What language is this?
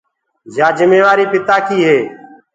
Gurgula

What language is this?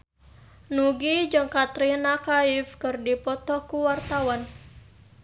Sundanese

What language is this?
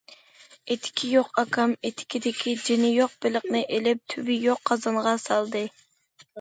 Uyghur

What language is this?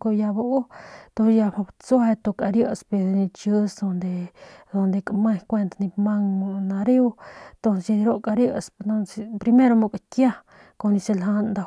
Northern Pame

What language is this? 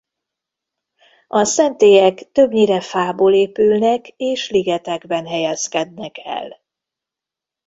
Hungarian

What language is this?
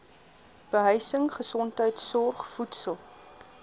Afrikaans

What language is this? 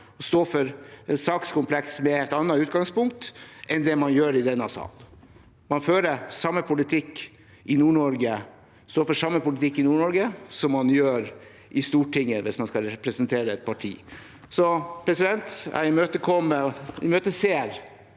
Norwegian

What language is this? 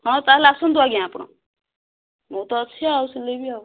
Odia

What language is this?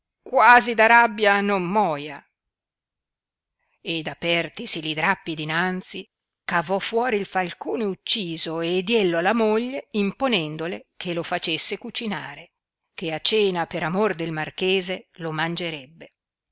Italian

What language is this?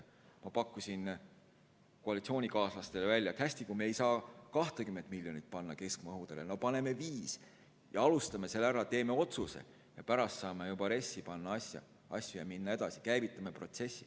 Estonian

